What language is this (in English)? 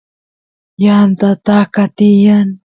Santiago del Estero Quichua